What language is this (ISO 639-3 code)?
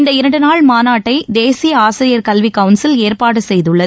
tam